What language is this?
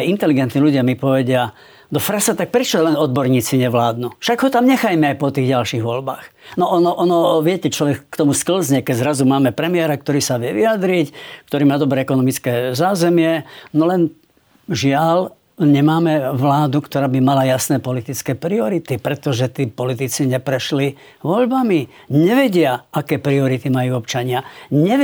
Slovak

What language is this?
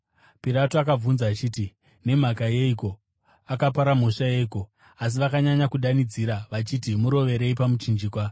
Shona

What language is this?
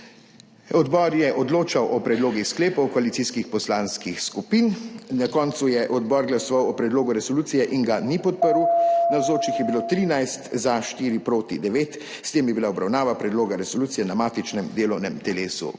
Slovenian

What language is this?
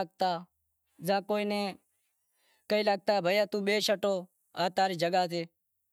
Wadiyara Koli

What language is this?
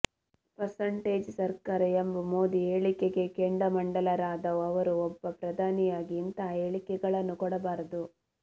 Kannada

